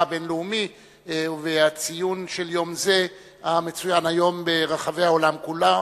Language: Hebrew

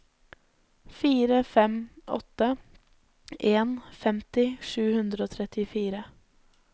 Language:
Norwegian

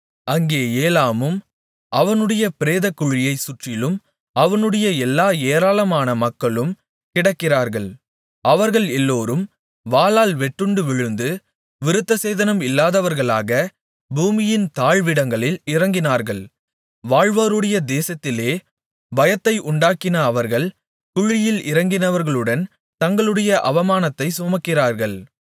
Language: Tamil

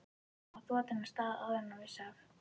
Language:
Icelandic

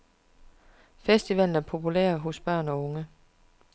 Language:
Danish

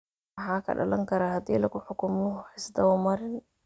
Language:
Somali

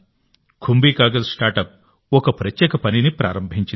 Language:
Telugu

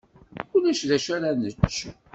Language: Kabyle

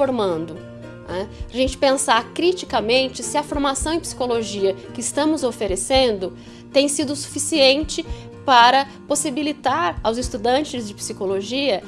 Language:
Portuguese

